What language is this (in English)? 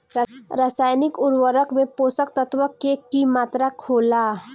Bhojpuri